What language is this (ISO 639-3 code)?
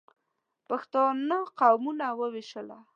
pus